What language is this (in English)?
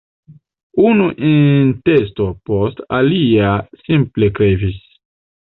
Esperanto